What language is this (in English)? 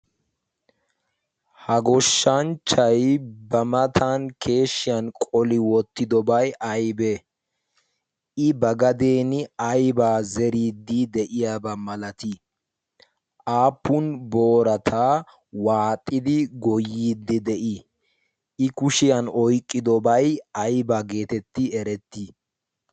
Wolaytta